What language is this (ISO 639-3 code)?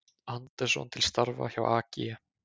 isl